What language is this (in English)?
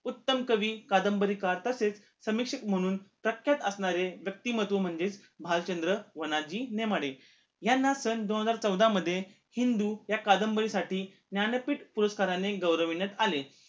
Marathi